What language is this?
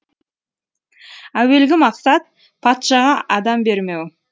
Kazakh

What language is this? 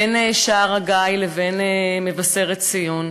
Hebrew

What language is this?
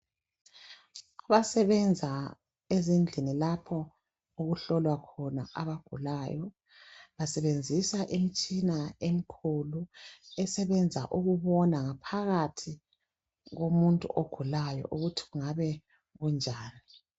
North Ndebele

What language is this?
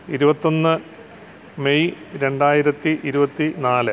Malayalam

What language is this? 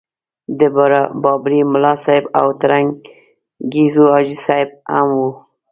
Pashto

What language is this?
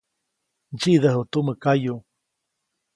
Copainalá Zoque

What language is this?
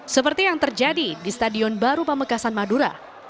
Indonesian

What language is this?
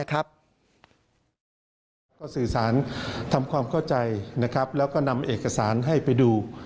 Thai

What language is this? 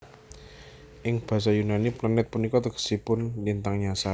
Javanese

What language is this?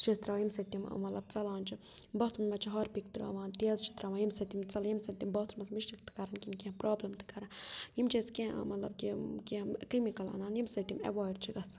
Kashmiri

